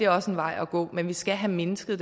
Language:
Danish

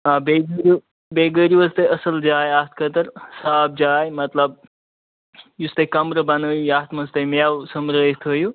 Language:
Kashmiri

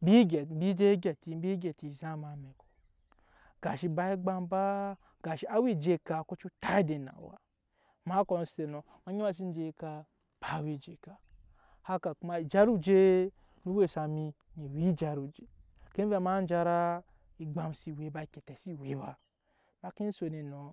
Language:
Nyankpa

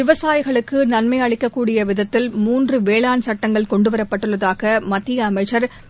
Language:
Tamil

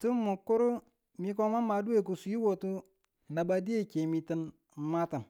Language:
Tula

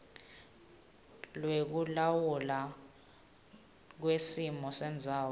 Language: Swati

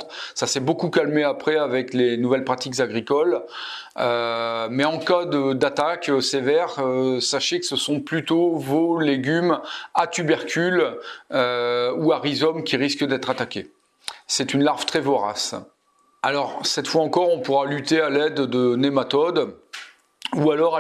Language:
French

